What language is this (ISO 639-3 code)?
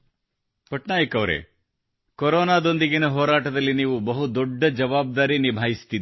kan